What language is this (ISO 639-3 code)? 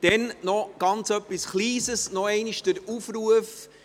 gsw